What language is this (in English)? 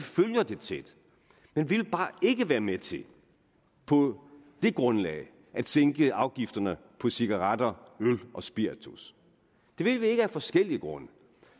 Danish